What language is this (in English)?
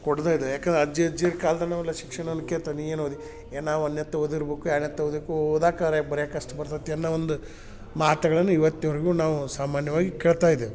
Kannada